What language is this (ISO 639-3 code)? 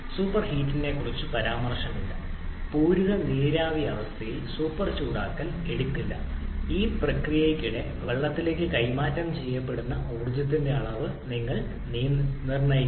mal